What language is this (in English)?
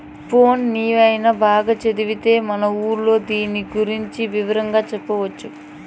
Telugu